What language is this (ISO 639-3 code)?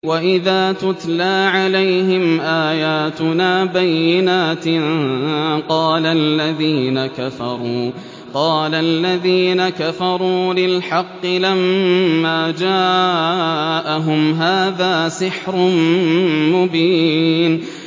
ara